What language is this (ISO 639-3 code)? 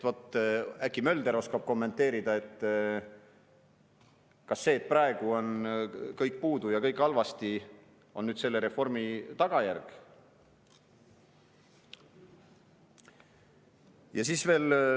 est